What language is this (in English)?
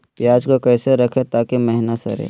Magahi